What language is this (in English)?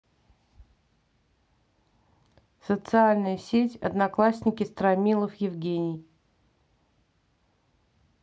Russian